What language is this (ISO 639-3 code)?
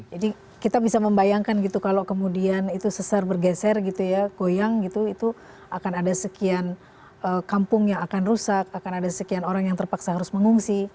ind